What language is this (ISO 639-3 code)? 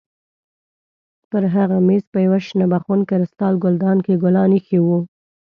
pus